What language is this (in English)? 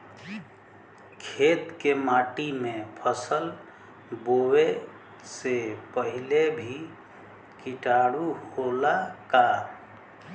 Bhojpuri